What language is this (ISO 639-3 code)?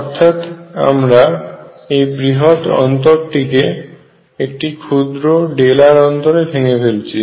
ben